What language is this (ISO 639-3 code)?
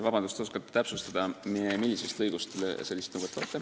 est